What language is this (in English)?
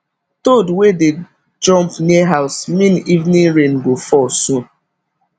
Nigerian Pidgin